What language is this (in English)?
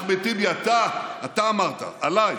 Hebrew